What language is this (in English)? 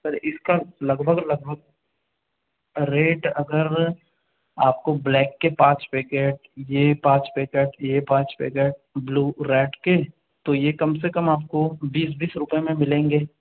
Hindi